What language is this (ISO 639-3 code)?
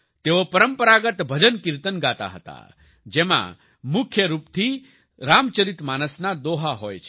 guj